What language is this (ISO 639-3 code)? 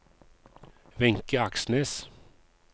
nor